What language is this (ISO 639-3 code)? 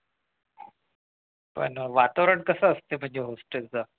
mar